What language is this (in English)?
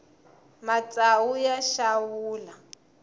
Tsonga